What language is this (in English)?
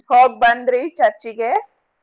Kannada